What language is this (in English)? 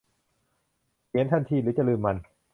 Thai